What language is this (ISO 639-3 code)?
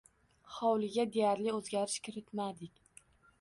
uzb